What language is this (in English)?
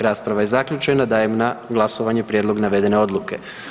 Croatian